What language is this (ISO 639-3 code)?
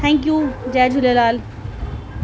snd